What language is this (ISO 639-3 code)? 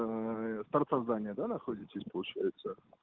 rus